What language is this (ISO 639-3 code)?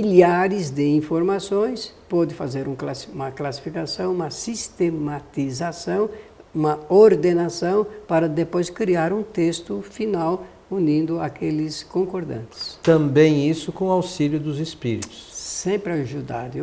por